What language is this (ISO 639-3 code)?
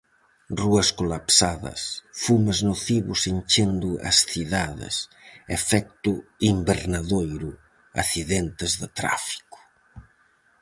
glg